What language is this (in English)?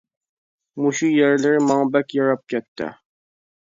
Uyghur